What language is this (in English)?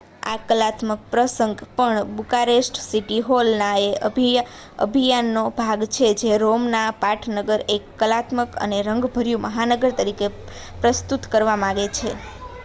Gujarati